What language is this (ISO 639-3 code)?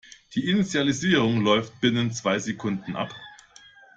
deu